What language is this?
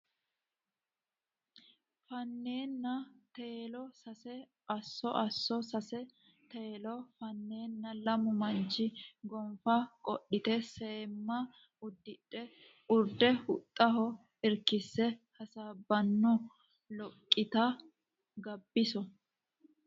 Sidamo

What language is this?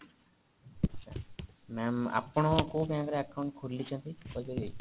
Odia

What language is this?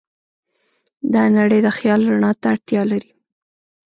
Pashto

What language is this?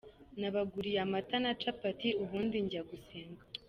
Kinyarwanda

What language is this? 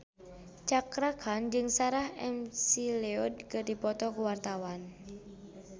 Sundanese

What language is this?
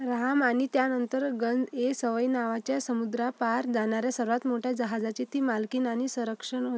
Marathi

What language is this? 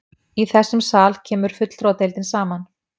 Icelandic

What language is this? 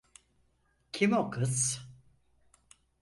Turkish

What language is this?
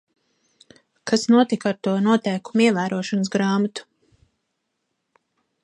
Latvian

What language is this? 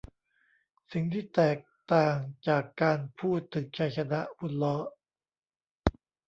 Thai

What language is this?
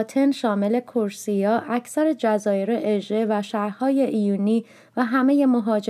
Persian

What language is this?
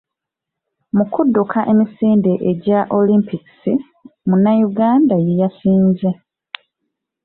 Ganda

